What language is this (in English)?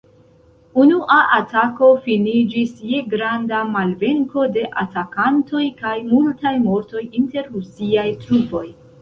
Esperanto